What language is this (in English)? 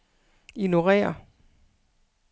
Danish